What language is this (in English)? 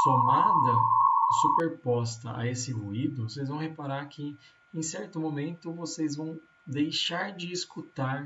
Portuguese